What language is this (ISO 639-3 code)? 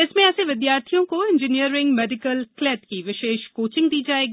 hin